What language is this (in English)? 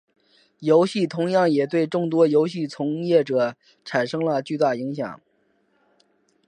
Chinese